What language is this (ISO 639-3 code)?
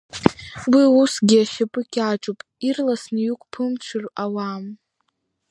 abk